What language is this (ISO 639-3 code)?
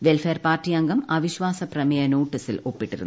mal